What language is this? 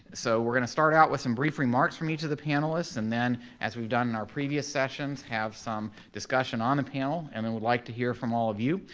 English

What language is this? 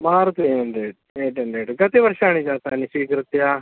Sanskrit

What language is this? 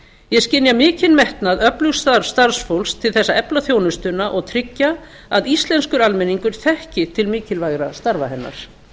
Icelandic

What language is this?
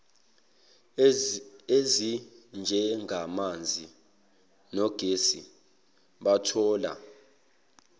Zulu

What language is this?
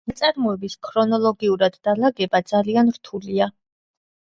Georgian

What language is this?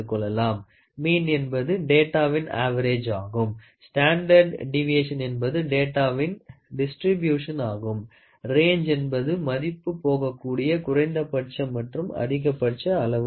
Tamil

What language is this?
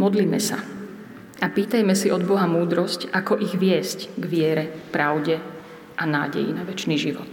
Slovak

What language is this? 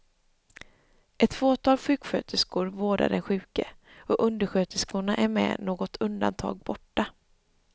Swedish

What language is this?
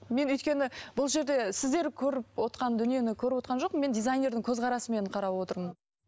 Kazakh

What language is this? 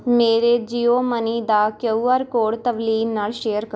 Punjabi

